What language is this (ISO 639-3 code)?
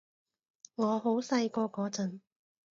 yue